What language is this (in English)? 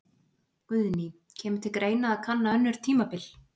Icelandic